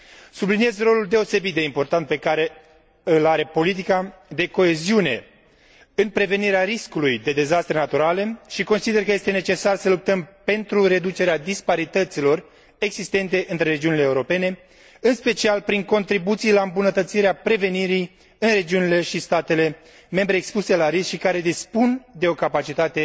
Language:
Romanian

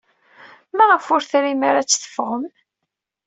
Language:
Kabyle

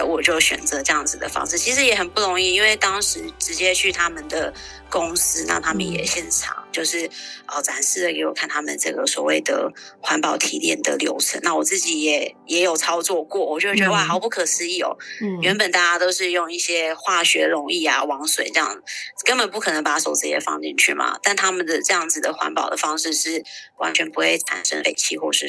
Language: Chinese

